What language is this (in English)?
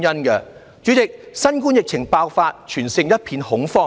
Cantonese